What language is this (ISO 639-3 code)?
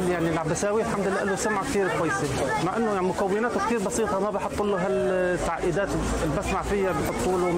ara